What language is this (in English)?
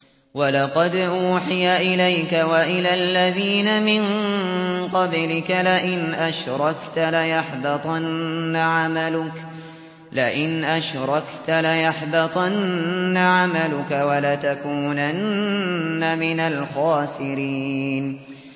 Arabic